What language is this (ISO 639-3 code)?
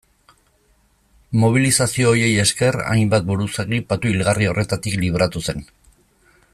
eus